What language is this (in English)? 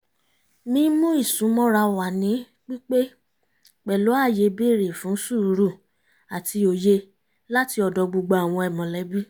Yoruba